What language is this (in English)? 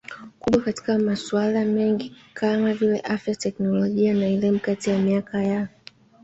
Swahili